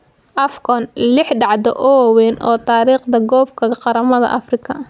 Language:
Somali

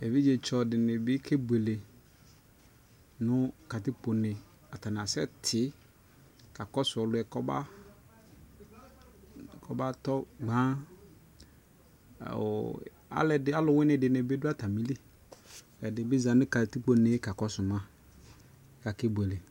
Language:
Ikposo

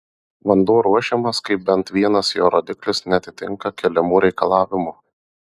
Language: Lithuanian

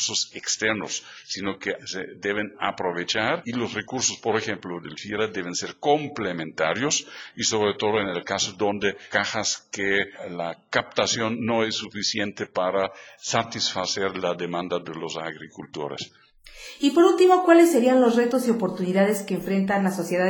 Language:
Spanish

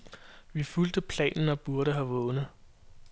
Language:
Danish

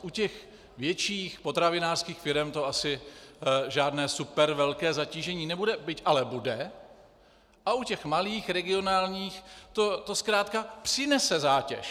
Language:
Czech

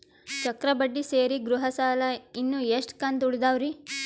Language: Kannada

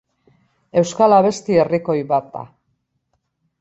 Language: Basque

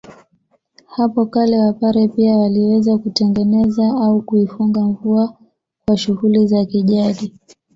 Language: Swahili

